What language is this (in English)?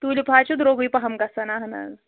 Kashmiri